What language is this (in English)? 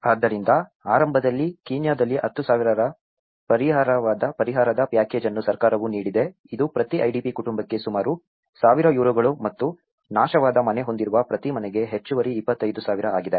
Kannada